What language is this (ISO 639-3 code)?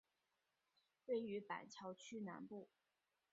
zho